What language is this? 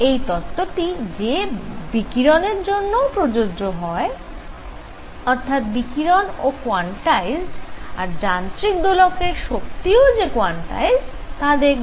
Bangla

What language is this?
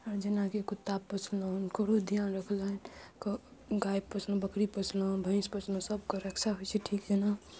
Maithili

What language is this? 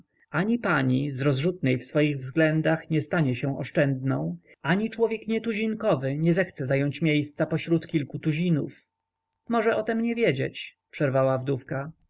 Polish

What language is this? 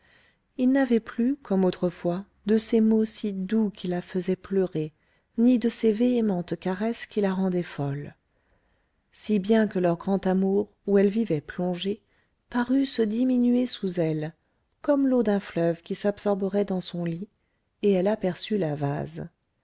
French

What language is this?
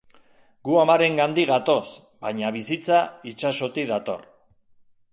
Basque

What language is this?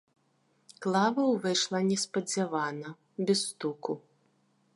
Belarusian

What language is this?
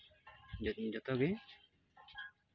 Santali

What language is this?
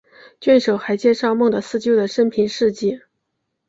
Chinese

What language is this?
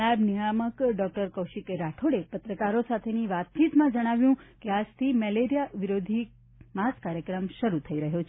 Gujarati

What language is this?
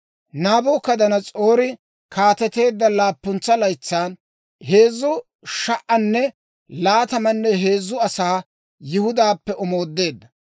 Dawro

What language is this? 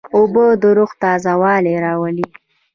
Pashto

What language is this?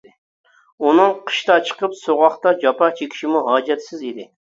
Uyghur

